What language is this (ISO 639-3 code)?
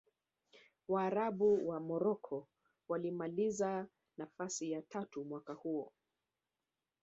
swa